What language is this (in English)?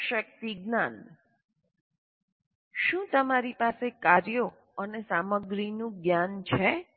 Gujarati